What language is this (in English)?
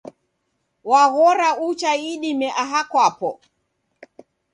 Taita